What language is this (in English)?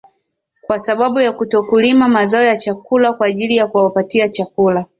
Swahili